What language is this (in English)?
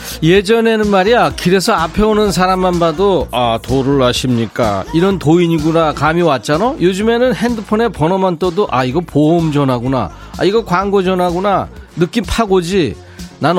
Korean